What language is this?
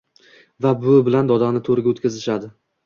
Uzbek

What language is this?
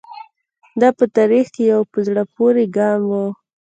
Pashto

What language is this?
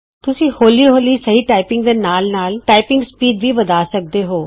Punjabi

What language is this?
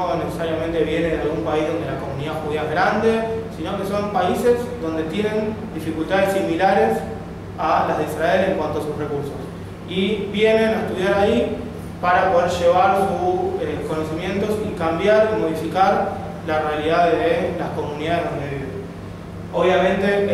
Spanish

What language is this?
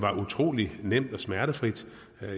Danish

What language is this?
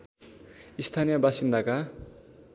Nepali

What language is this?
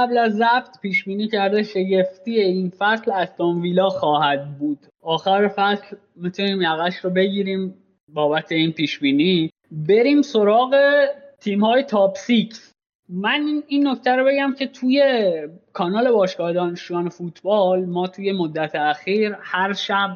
Persian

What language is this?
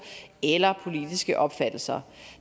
Danish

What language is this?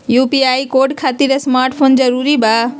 Magahi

